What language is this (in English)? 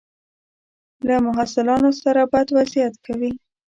Pashto